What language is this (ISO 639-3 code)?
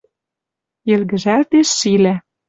mrj